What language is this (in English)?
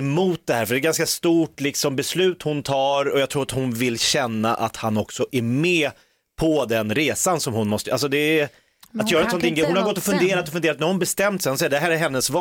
Swedish